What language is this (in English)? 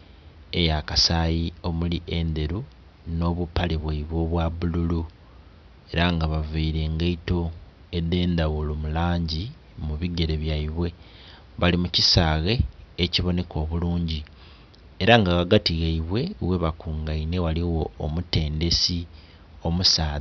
Soga